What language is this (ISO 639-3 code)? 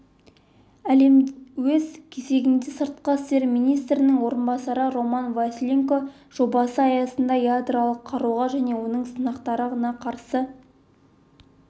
kaz